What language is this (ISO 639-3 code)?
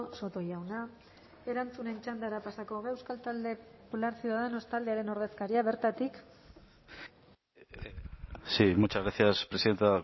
eus